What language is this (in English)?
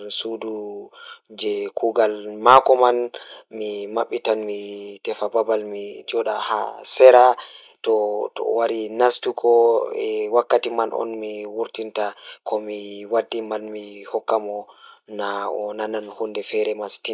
Fula